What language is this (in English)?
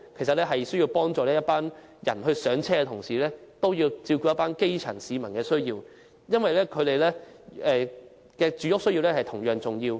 Cantonese